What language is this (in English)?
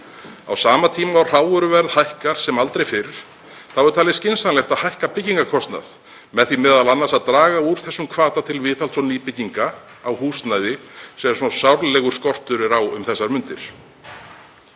Icelandic